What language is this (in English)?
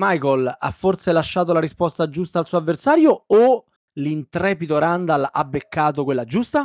Italian